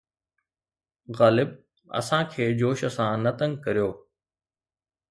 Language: Sindhi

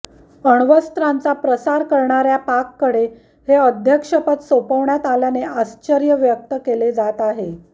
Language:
Marathi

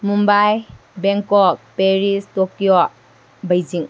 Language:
Manipuri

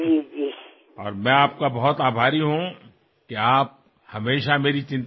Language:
Assamese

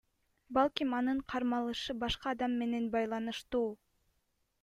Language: Kyrgyz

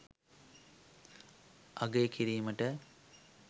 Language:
Sinhala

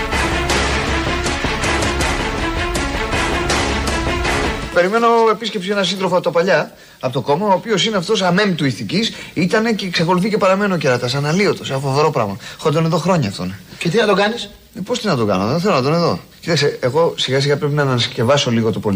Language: Greek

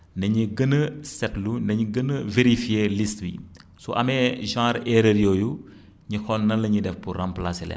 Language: Wolof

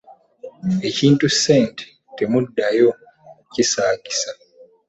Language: Ganda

